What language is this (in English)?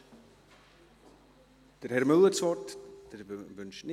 Swiss German